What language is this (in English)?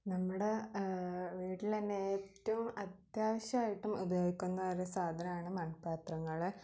Malayalam